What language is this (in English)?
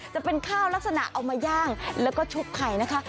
Thai